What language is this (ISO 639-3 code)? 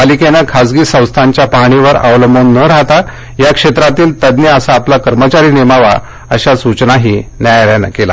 mar